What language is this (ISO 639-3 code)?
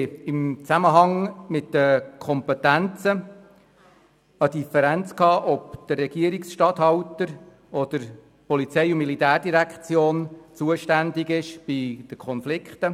gsw